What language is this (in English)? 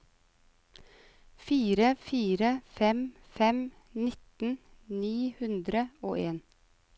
Norwegian